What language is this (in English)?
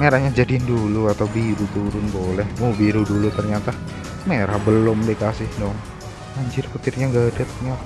Indonesian